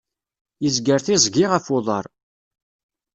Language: Kabyle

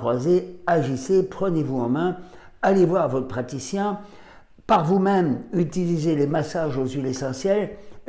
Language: French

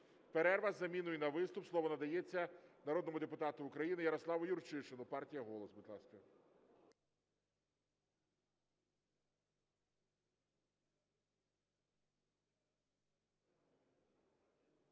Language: Ukrainian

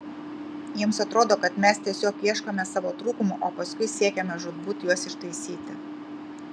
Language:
Lithuanian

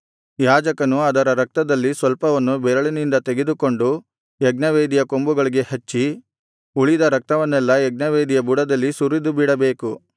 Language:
Kannada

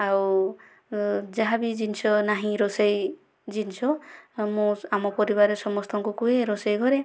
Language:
Odia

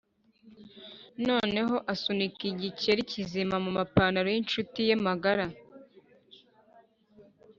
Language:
Kinyarwanda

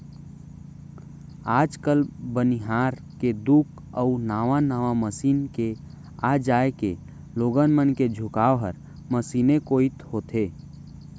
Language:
Chhattisgarhi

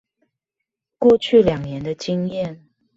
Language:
Chinese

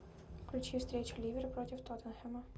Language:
Russian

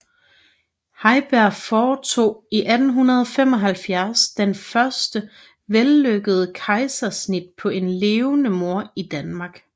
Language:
Danish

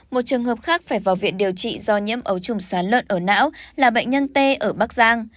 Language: Vietnamese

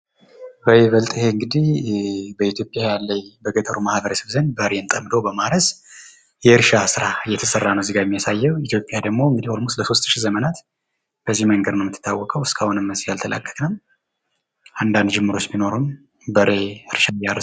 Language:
Amharic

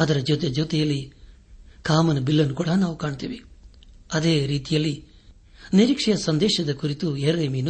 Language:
Kannada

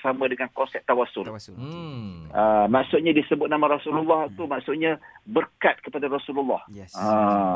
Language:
Malay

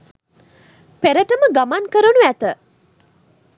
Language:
Sinhala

